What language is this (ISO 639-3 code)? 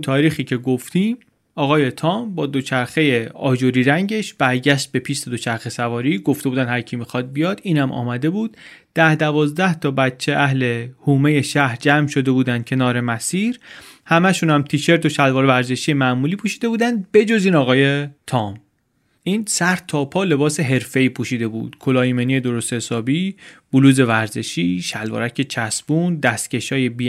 fas